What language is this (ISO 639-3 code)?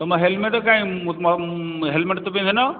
ori